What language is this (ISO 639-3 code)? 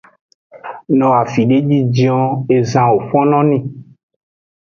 ajg